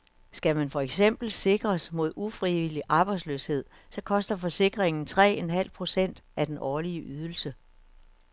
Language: Danish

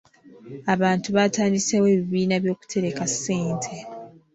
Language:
Ganda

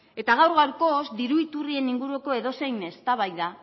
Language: Basque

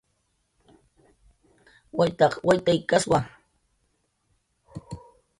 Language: Jaqaru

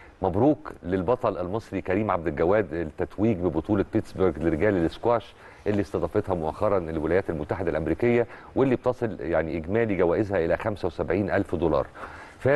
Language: Arabic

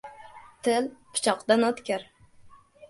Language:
Uzbek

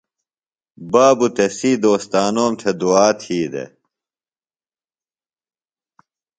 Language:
Phalura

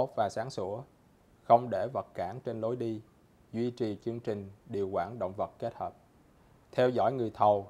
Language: Vietnamese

